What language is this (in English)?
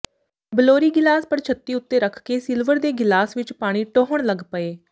Punjabi